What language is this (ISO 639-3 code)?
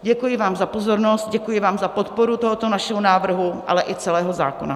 ces